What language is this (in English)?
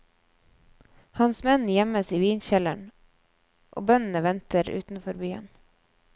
Norwegian